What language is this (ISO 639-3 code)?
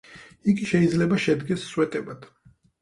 kat